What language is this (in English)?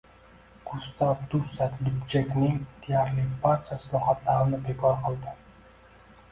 Uzbek